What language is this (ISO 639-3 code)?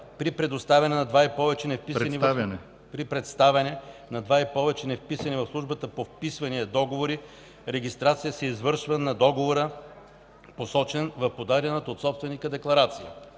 bul